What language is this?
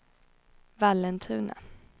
Swedish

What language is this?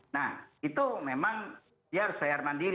Indonesian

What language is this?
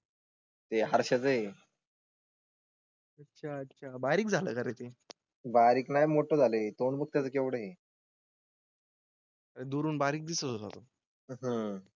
Marathi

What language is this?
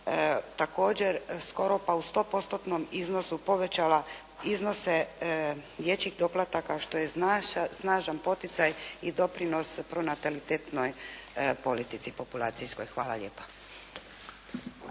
Croatian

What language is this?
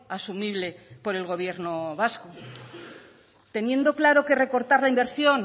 Spanish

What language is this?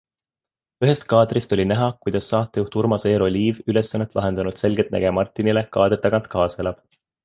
Estonian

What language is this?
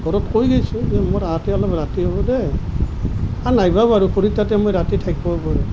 Assamese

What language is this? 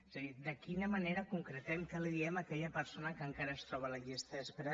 Catalan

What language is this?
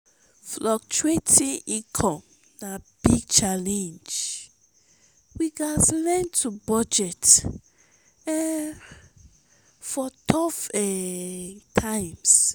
Nigerian Pidgin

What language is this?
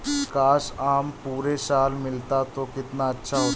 Hindi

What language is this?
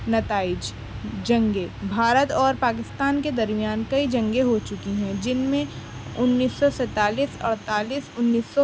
Urdu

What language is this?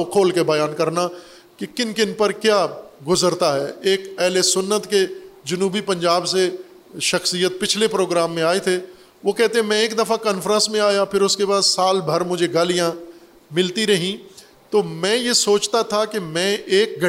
Urdu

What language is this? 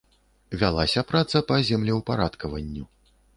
Belarusian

